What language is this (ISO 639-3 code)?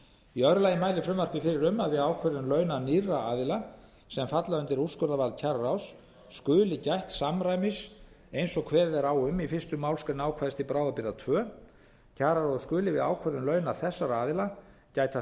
isl